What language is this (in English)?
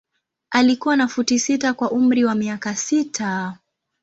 Swahili